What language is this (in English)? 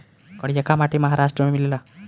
Bhojpuri